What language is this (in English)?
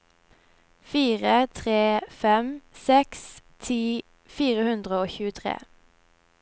Norwegian